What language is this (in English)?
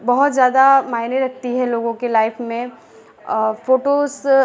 Hindi